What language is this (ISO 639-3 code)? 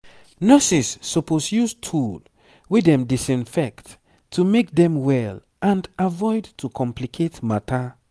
pcm